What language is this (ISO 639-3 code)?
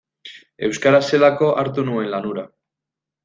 eus